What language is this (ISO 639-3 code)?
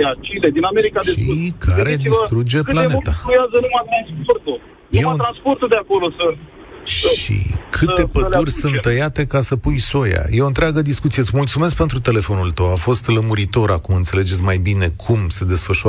ron